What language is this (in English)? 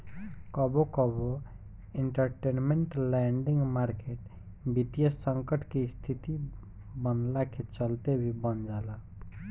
Bhojpuri